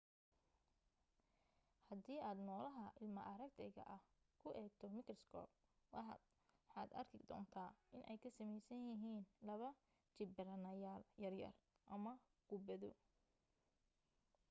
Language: Somali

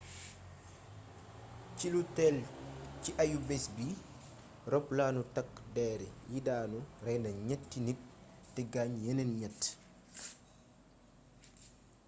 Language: Wolof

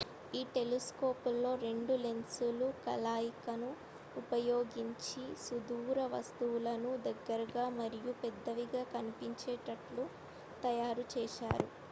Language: Telugu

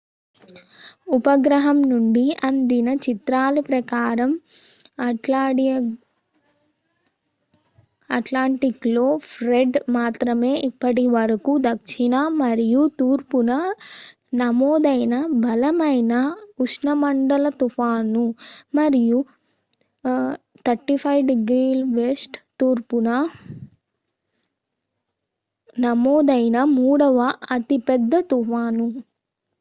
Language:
Telugu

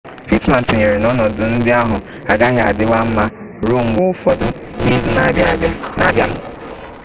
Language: Igbo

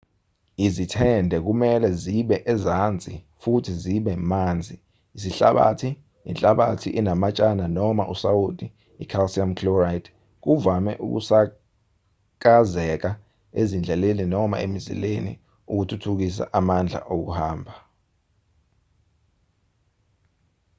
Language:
Zulu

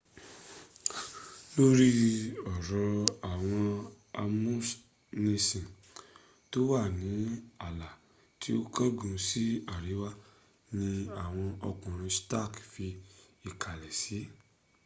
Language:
Yoruba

